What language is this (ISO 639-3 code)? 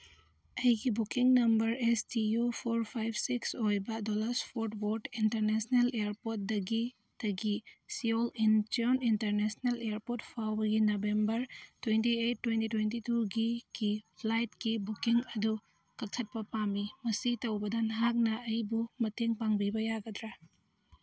mni